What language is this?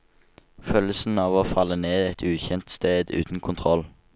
Norwegian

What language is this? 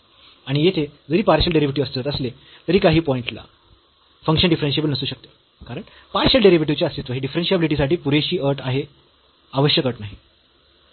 Marathi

